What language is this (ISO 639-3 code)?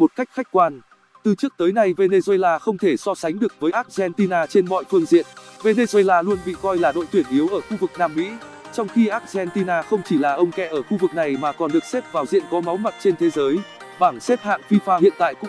vie